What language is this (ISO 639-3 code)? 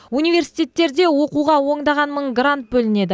kaz